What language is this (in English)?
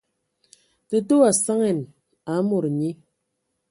Ewondo